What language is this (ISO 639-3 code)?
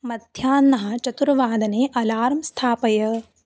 san